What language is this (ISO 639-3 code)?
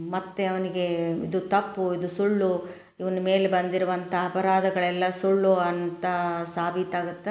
kan